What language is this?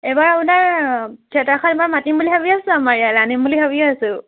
Assamese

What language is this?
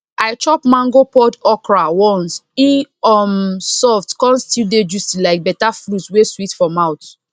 Nigerian Pidgin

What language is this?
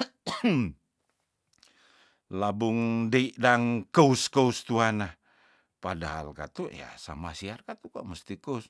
Tondano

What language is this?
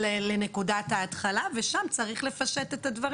Hebrew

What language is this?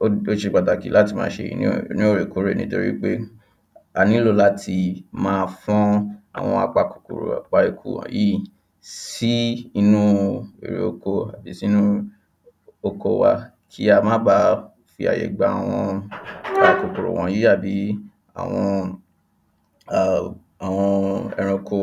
Yoruba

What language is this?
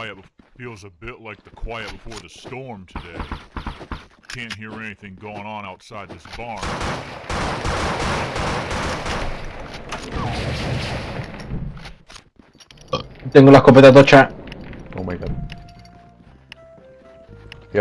Spanish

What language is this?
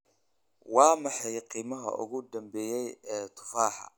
Somali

